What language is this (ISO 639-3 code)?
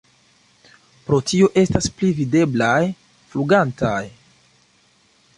epo